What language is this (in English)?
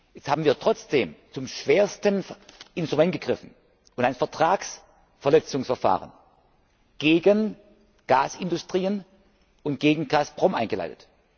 German